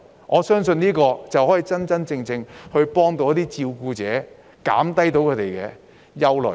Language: Cantonese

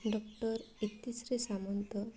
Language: Odia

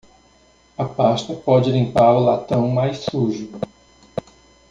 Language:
Portuguese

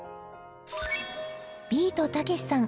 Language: Japanese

